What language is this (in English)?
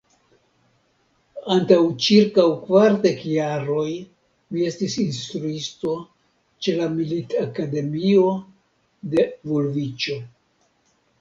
Esperanto